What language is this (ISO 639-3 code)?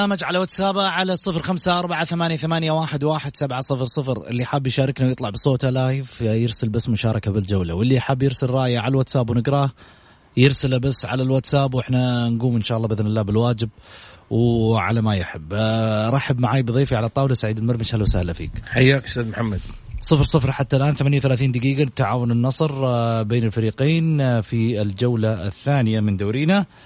ara